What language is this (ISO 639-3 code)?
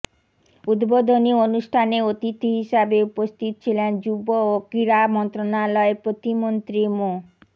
ben